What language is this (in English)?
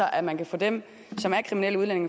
Danish